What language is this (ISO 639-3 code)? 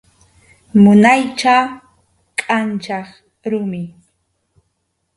qxu